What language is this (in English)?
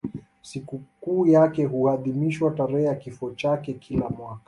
Swahili